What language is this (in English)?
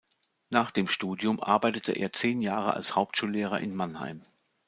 German